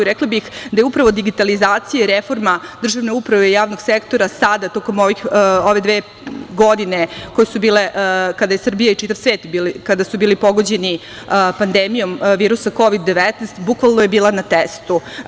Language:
Serbian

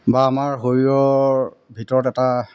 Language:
Assamese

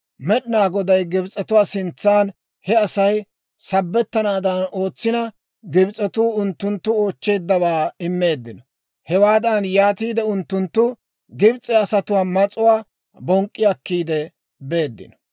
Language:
Dawro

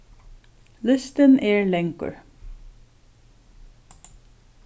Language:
Faroese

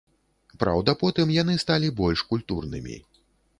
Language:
Belarusian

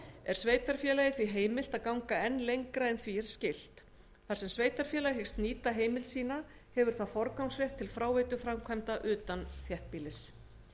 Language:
Icelandic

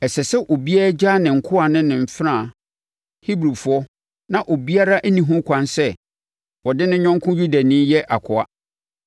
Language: Akan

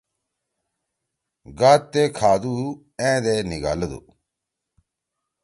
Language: Torwali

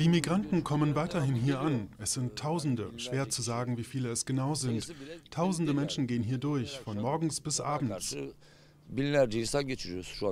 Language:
German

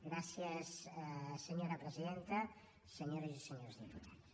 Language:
Catalan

